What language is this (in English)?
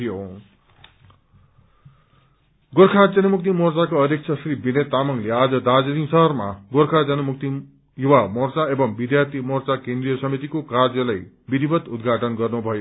Nepali